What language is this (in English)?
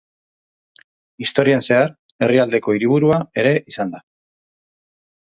Basque